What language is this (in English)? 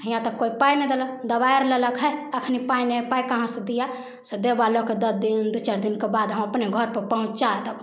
Maithili